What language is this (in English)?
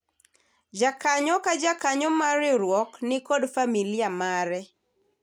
Luo (Kenya and Tanzania)